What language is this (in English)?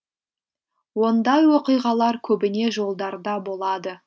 Kazakh